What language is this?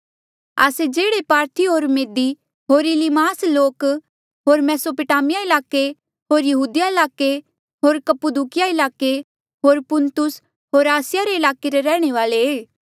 Mandeali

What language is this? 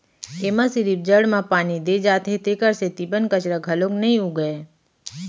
Chhattisgarhi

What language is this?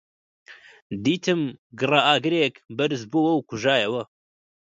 Central Kurdish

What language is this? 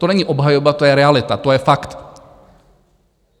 Czech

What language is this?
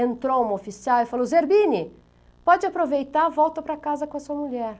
Portuguese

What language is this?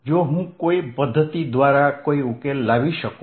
Gujarati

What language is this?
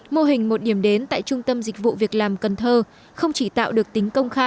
Vietnamese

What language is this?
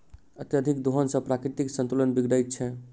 Maithili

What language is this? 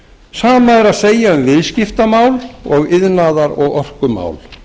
Icelandic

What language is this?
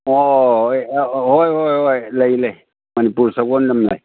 Manipuri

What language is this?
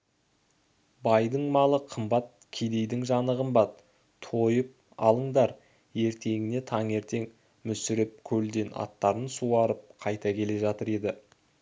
Kazakh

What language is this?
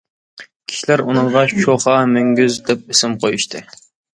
Uyghur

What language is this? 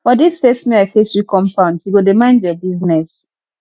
Nigerian Pidgin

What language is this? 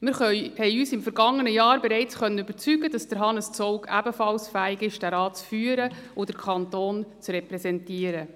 Swiss German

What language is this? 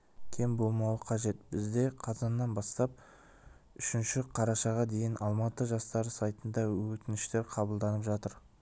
Kazakh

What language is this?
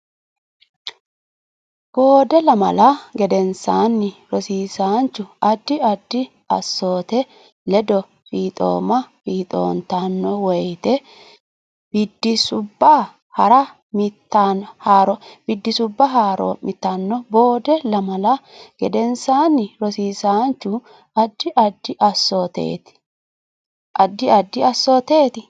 Sidamo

